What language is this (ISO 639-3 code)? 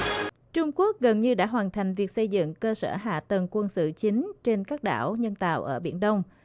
vie